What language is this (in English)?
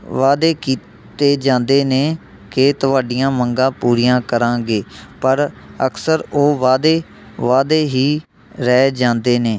Punjabi